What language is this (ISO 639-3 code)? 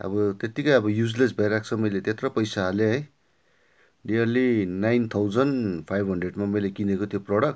nep